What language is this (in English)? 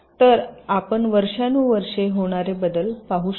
Marathi